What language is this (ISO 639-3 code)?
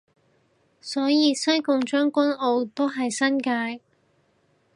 yue